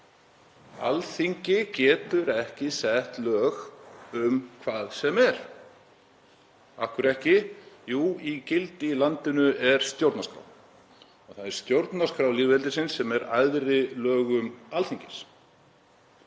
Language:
Icelandic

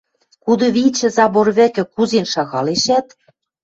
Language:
Western Mari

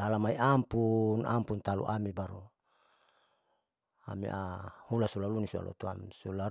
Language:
Saleman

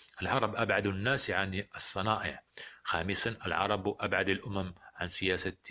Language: Arabic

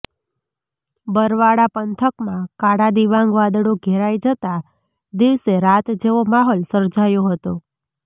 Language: Gujarati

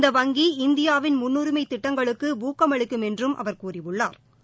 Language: Tamil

